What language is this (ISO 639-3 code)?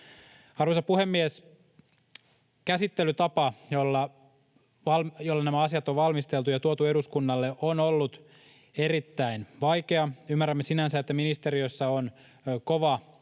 fin